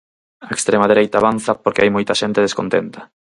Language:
Galician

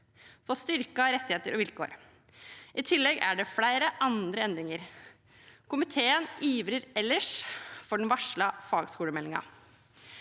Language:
Norwegian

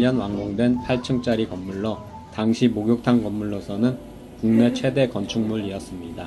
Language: Korean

